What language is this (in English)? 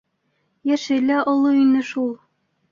Bashkir